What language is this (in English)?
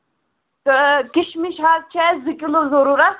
Kashmiri